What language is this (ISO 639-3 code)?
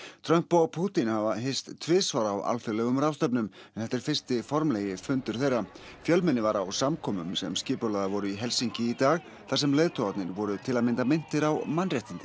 isl